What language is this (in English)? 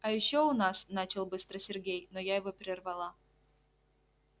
Russian